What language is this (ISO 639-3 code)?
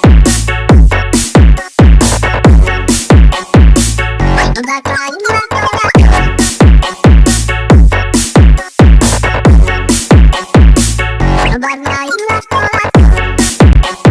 ind